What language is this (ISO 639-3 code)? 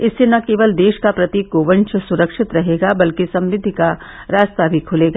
hin